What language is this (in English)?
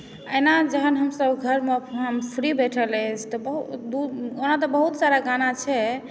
Maithili